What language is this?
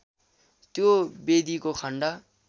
Nepali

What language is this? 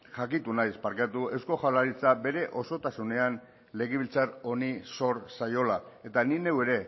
Basque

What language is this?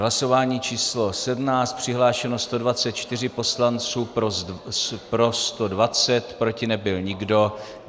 Czech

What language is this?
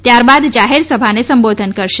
Gujarati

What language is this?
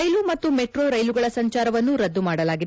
Kannada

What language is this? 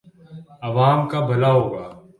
Urdu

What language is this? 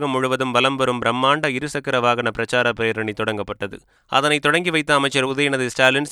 Tamil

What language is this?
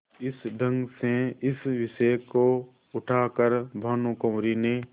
Hindi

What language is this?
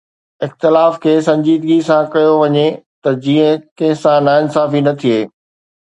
Sindhi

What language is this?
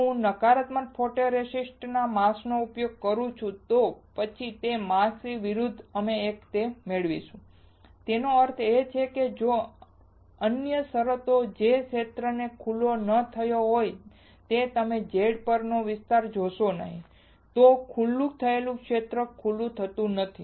Gujarati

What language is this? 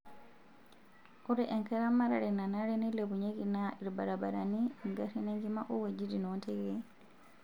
Masai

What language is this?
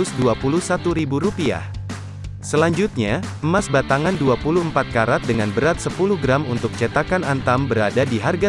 Indonesian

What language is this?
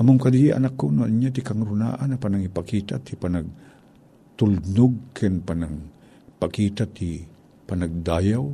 Filipino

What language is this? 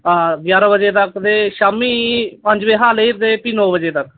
Dogri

